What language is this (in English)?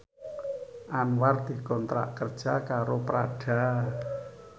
Javanese